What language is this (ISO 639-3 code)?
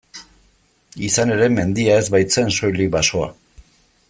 eus